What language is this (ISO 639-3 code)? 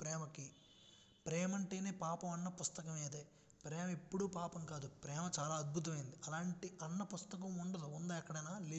tel